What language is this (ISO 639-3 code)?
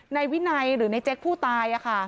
tha